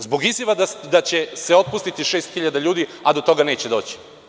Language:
Serbian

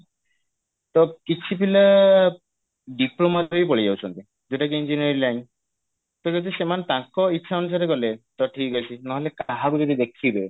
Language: Odia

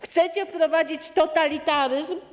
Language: Polish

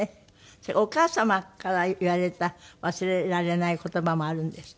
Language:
Japanese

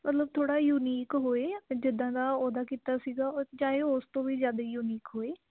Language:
Punjabi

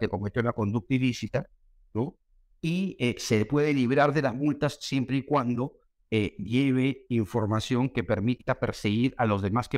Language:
Spanish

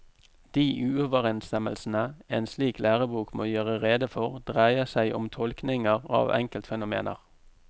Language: Norwegian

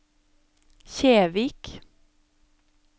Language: Norwegian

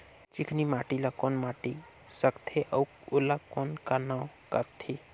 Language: Chhattisgarhi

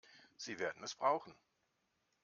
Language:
German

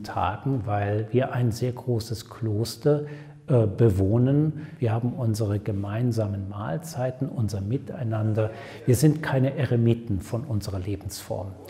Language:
German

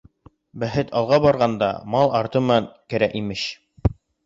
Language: Bashkir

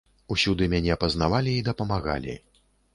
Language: Belarusian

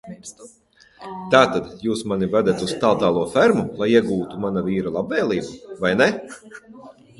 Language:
Latvian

